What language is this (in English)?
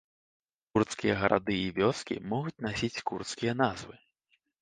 Belarusian